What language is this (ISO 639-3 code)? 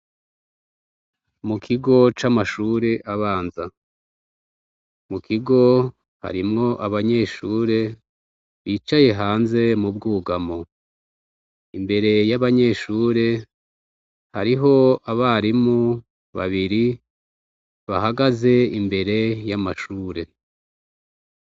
run